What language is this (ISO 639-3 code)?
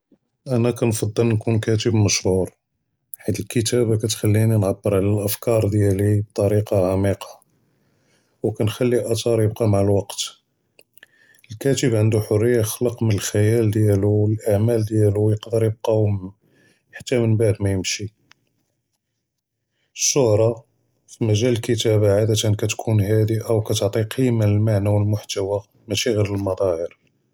jrb